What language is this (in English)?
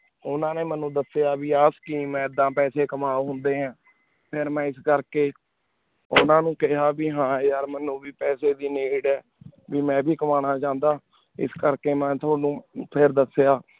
Punjabi